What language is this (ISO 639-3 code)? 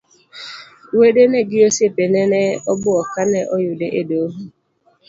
luo